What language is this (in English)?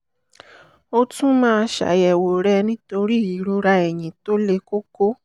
Yoruba